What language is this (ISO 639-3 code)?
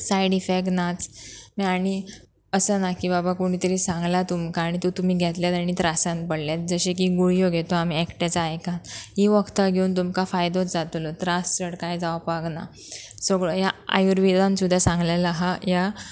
kok